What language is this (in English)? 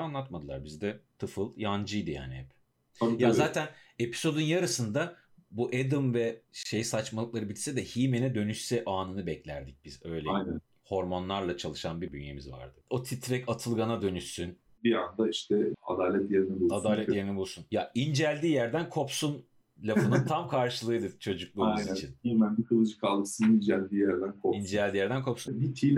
Turkish